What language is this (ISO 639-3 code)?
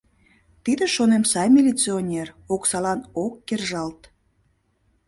chm